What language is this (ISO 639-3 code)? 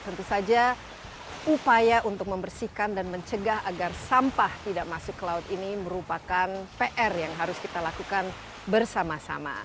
ind